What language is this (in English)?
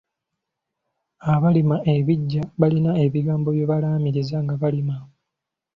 Ganda